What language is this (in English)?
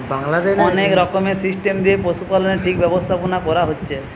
Bangla